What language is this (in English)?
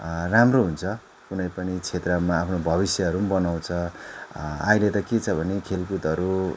Nepali